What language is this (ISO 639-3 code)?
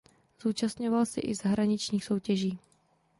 ces